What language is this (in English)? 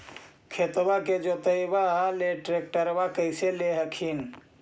Magahi